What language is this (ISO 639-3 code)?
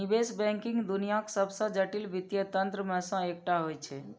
mai